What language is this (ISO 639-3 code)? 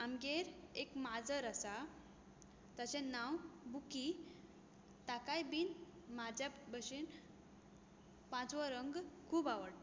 kok